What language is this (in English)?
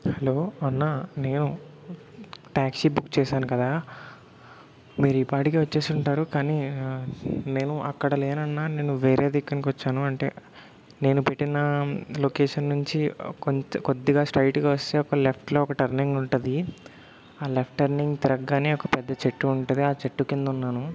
Telugu